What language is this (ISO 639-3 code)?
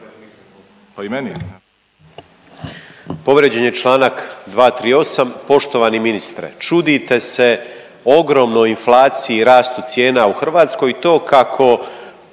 hrv